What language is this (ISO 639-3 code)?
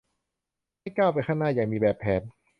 tha